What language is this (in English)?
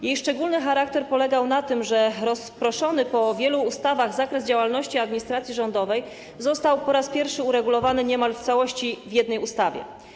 Polish